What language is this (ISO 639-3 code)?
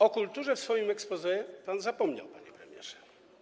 pol